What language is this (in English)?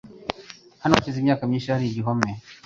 Kinyarwanda